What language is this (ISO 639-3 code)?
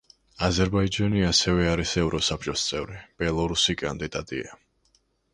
kat